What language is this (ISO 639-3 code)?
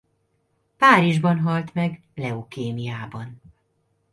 hun